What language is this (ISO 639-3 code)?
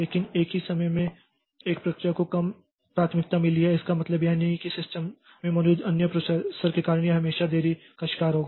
hin